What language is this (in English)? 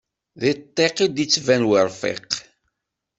Kabyle